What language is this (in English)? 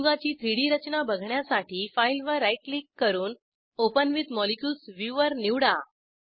Marathi